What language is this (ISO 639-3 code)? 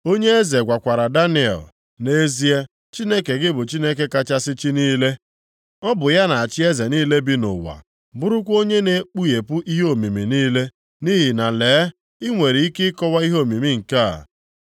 ibo